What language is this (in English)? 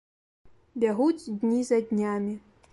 Belarusian